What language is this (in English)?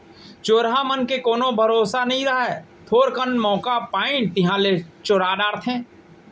Chhattisgarhi